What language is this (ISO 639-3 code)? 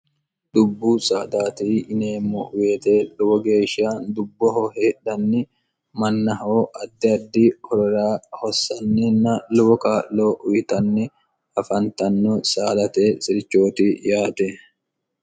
sid